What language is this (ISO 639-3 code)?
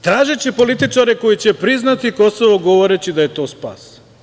srp